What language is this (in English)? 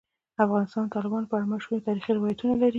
Pashto